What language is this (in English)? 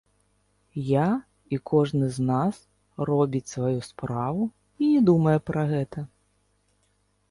Belarusian